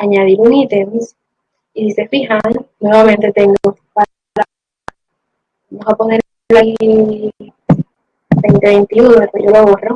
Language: Spanish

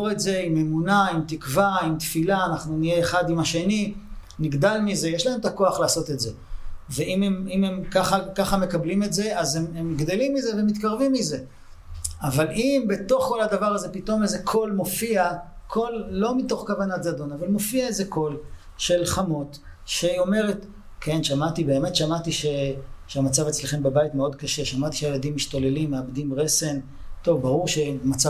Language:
Hebrew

